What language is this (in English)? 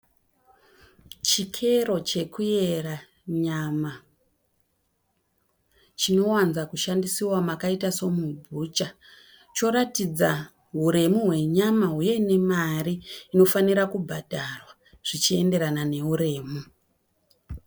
Shona